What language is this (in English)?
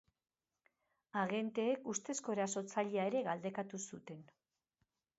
Basque